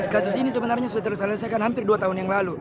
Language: Indonesian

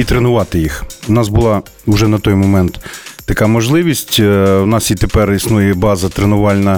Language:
Ukrainian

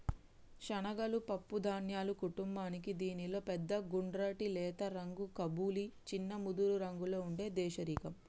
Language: Telugu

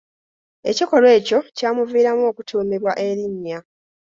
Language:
Ganda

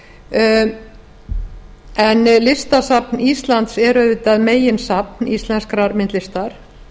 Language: Icelandic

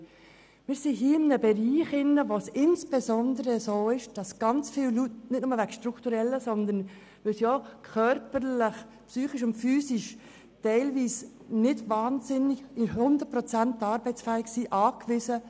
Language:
Swiss German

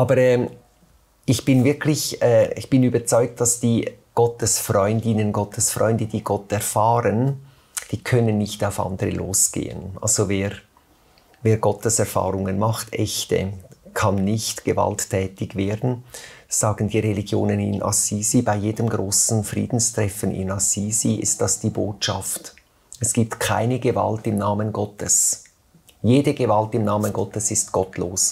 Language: German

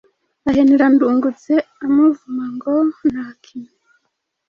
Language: Kinyarwanda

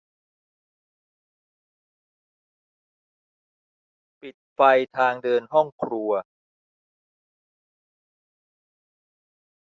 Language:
Thai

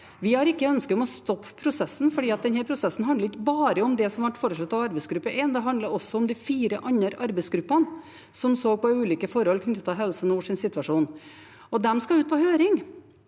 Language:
Norwegian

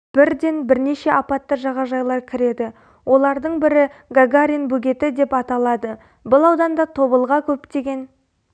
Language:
Kazakh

